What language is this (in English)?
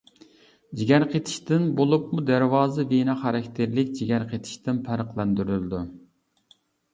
Uyghur